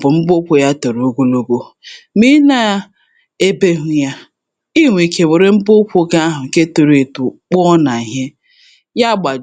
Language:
Igbo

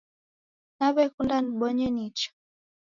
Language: Taita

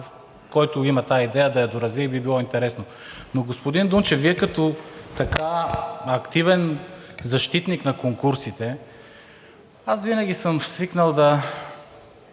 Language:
Bulgarian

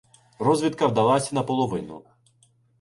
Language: Ukrainian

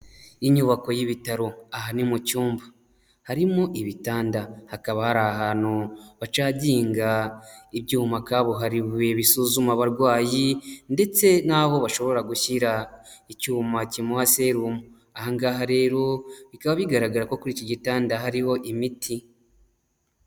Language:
Kinyarwanda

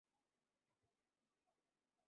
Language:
Urdu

